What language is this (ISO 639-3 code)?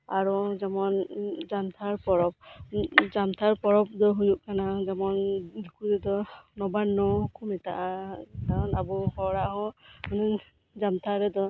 sat